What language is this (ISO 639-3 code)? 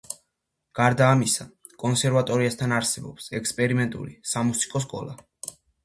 kat